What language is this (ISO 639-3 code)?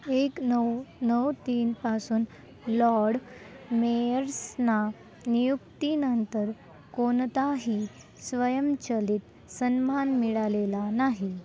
mar